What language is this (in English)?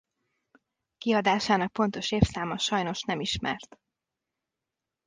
Hungarian